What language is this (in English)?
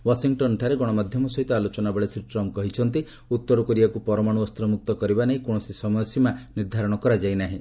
Odia